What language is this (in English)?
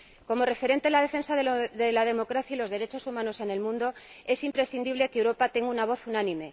Spanish